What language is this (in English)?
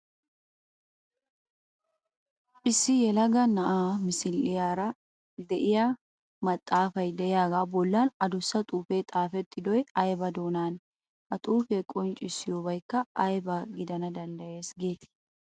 Wolaytta